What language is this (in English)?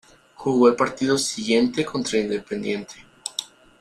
Spanish